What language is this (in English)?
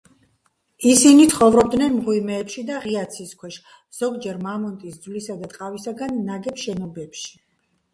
Georgian